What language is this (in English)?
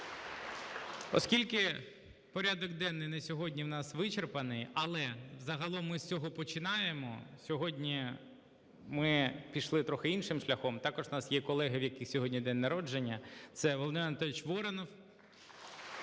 Ukrainian